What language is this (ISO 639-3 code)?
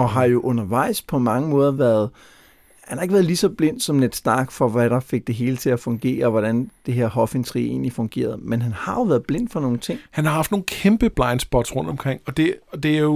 dan